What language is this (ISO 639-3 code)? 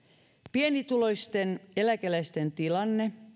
fin